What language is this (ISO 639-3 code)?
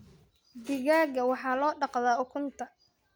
som